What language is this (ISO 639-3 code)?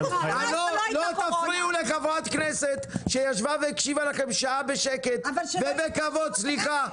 heb